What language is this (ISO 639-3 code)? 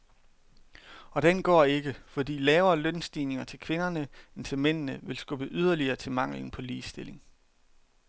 dan